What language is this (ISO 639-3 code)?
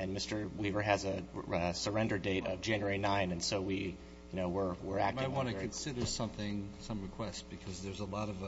eng